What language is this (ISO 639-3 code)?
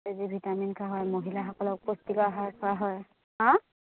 asm